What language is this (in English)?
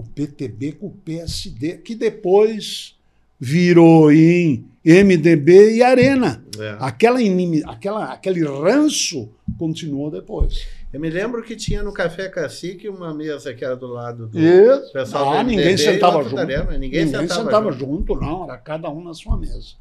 Portuguese